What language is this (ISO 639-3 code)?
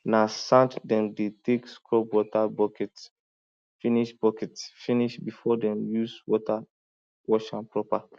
pcm